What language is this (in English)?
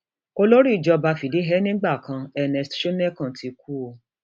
Yoruba